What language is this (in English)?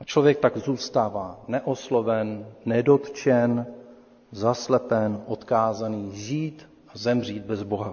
Czech